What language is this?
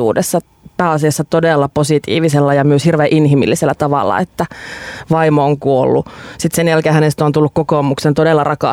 Finnish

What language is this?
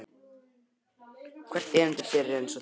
Icelandic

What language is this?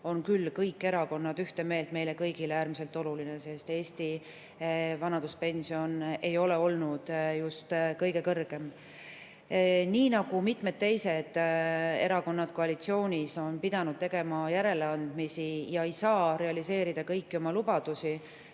Estonian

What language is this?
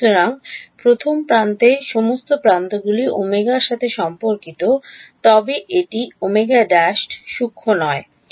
Bangla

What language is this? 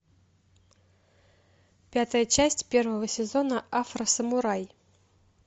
Russian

